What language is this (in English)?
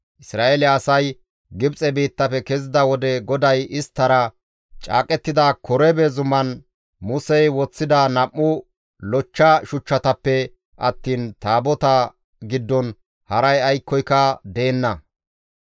Gamo